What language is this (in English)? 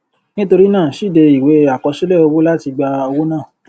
Yoruba